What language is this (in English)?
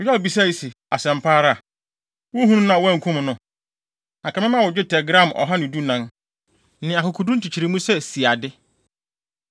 Akan